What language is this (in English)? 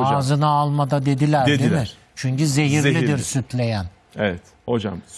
Turkish